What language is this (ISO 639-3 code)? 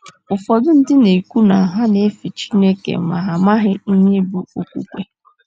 ibo